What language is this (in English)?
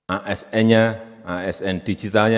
Indonesian